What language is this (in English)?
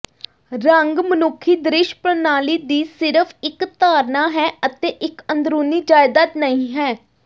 Punjabi